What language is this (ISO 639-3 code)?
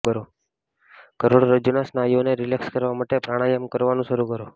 guj